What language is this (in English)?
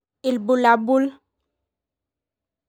Masai